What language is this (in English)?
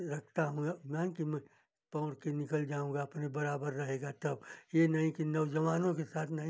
Hindi